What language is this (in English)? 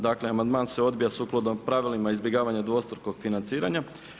Croatian